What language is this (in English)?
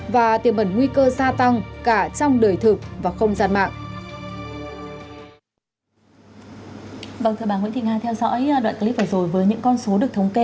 Vietnamese